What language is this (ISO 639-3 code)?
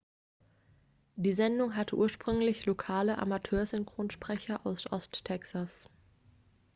deu